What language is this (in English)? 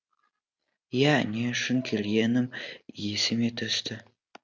Kazakh